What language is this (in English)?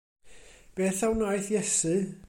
Welsh